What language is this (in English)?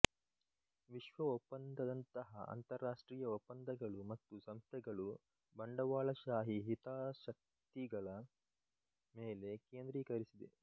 Kannada